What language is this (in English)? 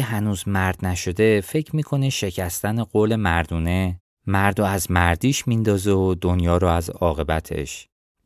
Persian